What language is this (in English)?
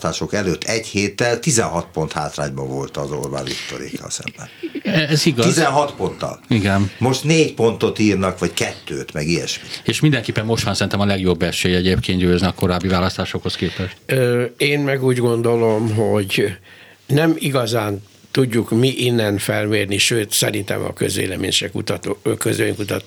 Hungarian